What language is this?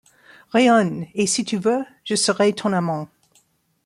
French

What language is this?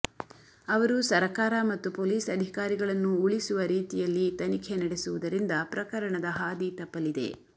Kannada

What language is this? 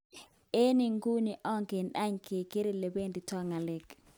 Kalenjin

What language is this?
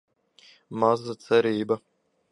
Latvian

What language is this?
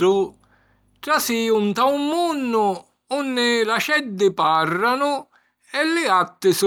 Sicilian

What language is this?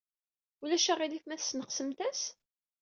Kabyle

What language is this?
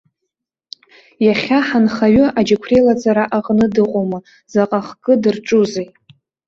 Abkhazian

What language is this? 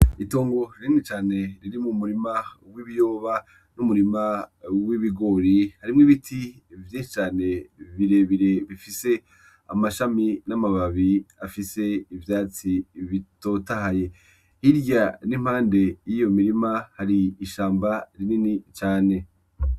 Rundi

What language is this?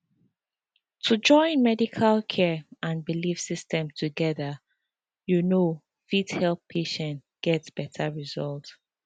Nigerian Pidgin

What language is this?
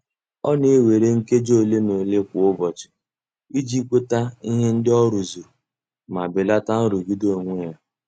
Igbo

